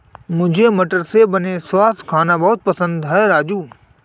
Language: Hindi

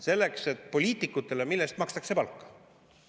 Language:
Estonian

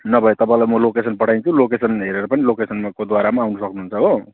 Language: Nepali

